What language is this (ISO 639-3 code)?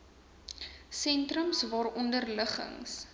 afr